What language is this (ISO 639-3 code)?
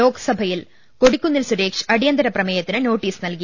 mal